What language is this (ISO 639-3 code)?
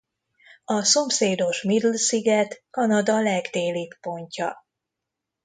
hun